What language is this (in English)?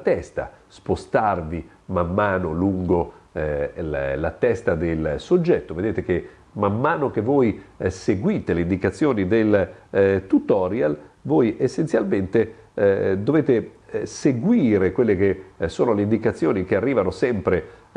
Italian